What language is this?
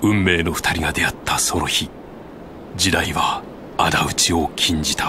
Japanese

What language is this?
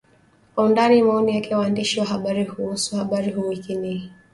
Swahili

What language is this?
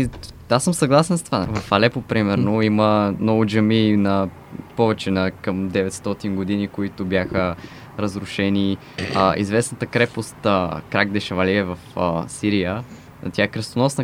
Bulgarian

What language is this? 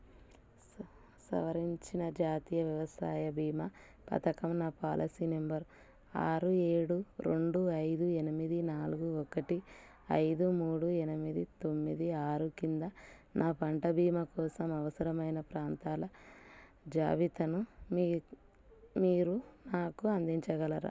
Telugu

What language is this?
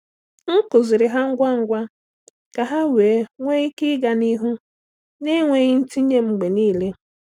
Igbo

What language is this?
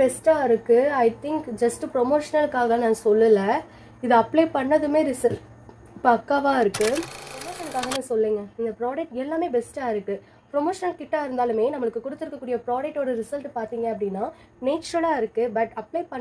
Tamil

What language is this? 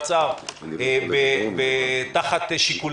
Hebrew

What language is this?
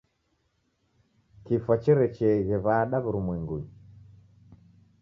Taita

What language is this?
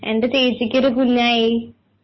Malayalam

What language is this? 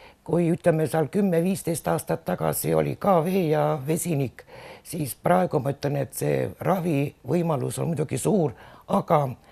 Finnish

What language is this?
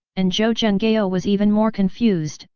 English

